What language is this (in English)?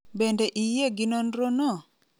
Luo (Kenya and Tanzania)